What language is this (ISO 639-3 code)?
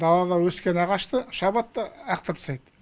kaz